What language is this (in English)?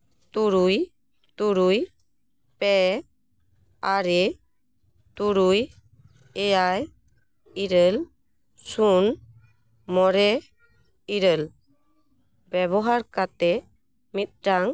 Santali